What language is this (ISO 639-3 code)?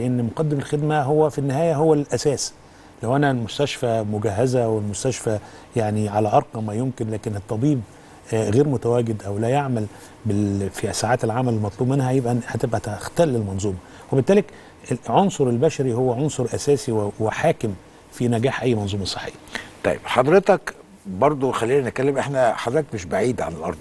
ara